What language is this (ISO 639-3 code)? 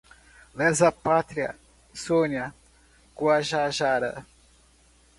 por